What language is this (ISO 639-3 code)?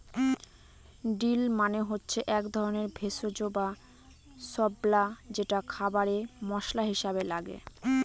ben